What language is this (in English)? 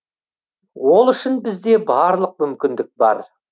Kazakh